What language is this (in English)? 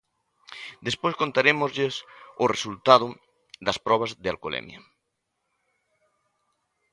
Galician